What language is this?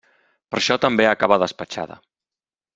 Catalan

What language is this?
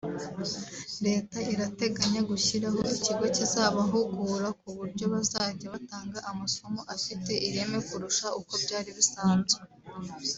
Kinyarwanda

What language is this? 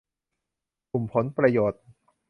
Thai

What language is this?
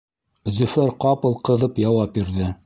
Bashkir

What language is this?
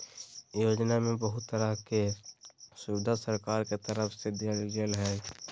Magahi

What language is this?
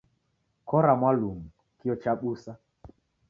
Taita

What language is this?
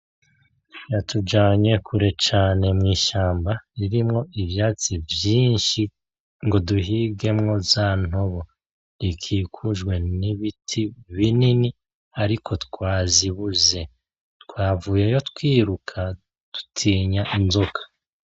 Rundi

